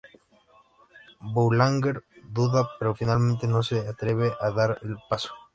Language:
Spanish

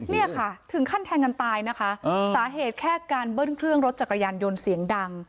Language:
Thai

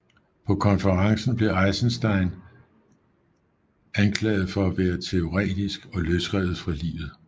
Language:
Danish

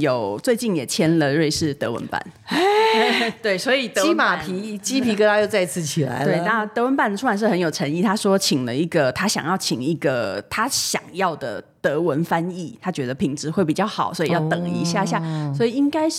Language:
Chinese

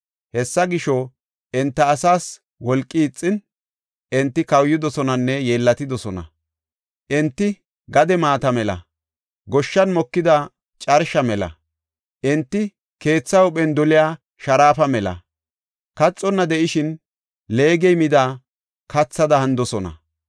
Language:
Gofa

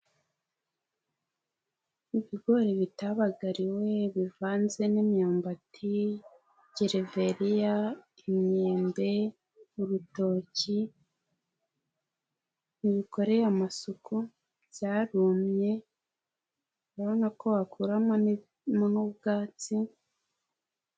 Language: Kinyarwanda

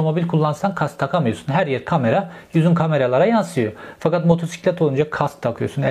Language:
Turkish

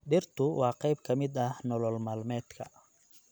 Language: Somali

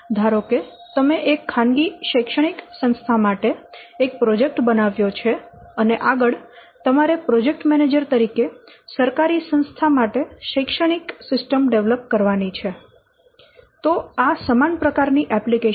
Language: Gujarati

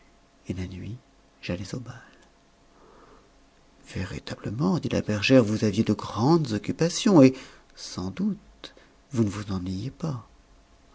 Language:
French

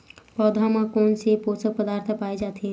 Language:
Chhattisgarhi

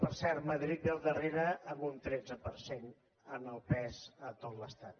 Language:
Catalan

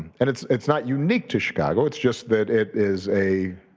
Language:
English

